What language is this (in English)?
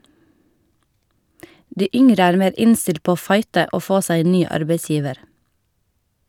Norwegian